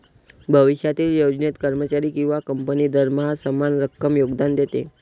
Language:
Marathi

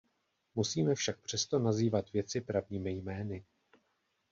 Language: Czech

